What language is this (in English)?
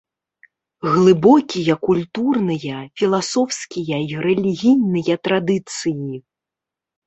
Belarusian